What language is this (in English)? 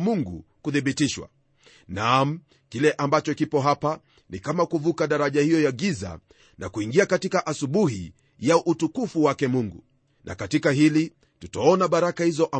Swahili